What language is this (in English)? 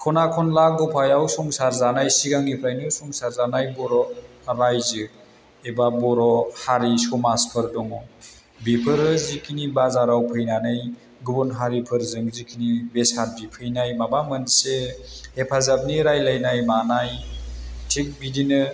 Bodo